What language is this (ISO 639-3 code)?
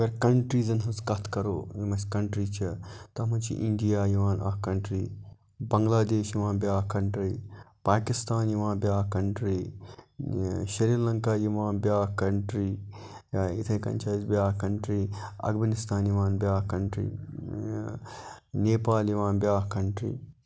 kas